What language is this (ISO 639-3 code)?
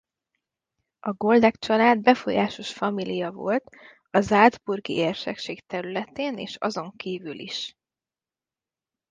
hun